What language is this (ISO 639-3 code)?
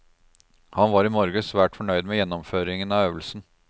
nor